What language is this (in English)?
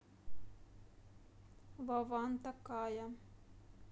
Russian